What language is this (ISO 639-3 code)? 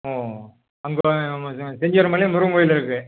tam